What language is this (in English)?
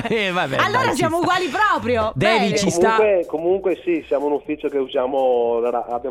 Italian